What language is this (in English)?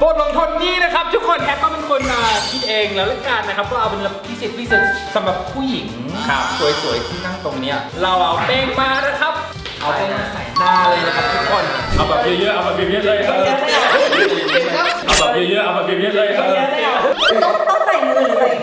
Thai